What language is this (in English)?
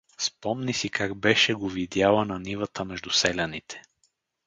Bulgarian